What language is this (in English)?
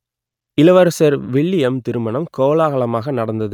Tamil